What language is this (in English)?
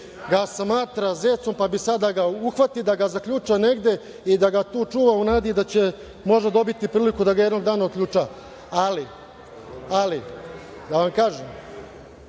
Serbian